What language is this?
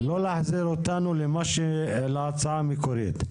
Hebrew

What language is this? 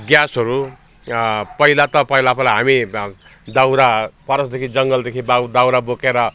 Nepali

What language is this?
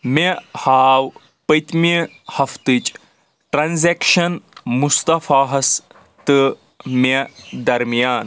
Kashmiri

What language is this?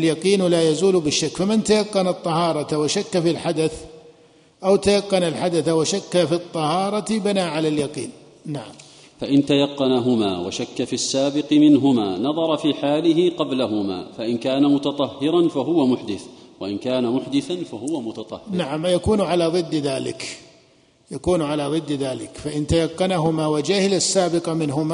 Arabic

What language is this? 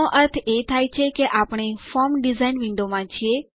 Gujarati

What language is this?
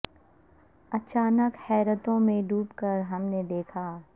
Urdu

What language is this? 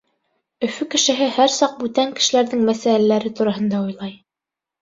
Bashkir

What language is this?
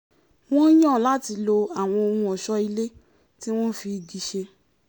Yoruba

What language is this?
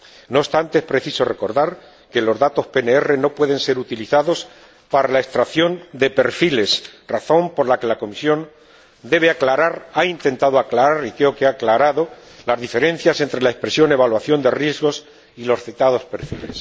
Spanish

